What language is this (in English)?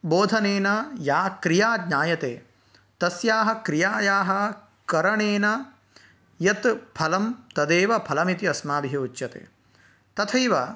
Sanskrit